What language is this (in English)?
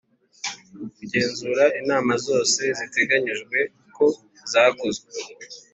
Kinyarwanda